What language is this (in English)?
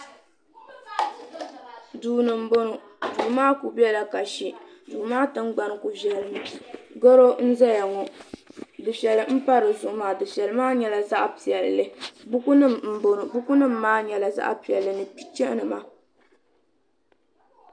Dagbani